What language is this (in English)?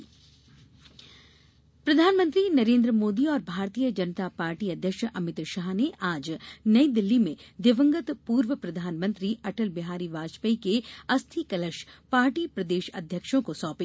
Hindi